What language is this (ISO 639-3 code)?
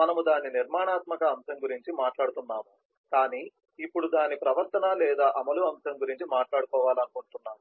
tel